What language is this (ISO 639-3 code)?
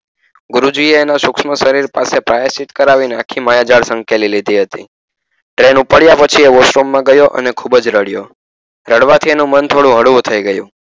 guj